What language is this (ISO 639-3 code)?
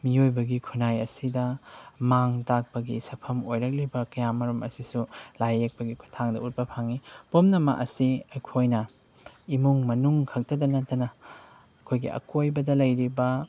mni